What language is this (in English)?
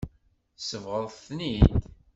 Kabyle